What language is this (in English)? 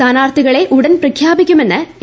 Malayalam